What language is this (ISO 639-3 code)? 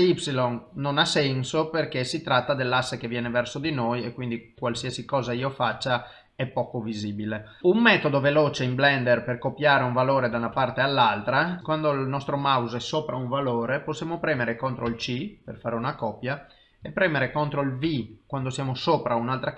ita